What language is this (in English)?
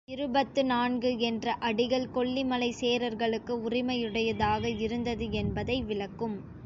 Tamil